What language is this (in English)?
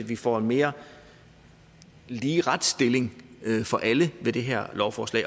Danish